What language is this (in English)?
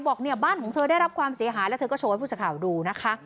Thai